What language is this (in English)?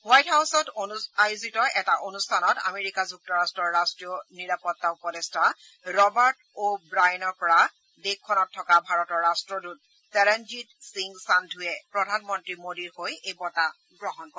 Assamese